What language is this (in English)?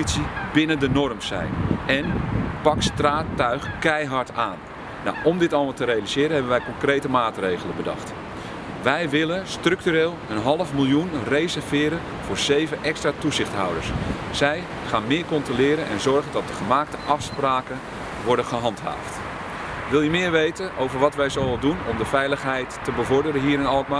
Dutch